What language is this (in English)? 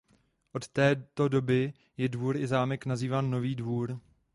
Czech